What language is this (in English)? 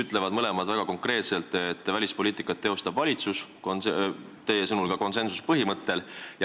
Estonian